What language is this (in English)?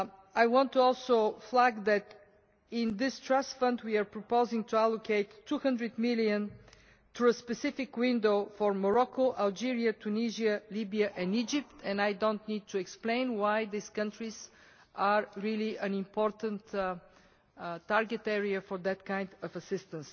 English